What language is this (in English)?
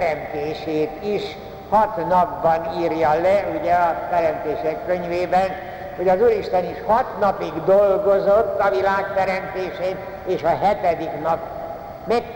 Hungarian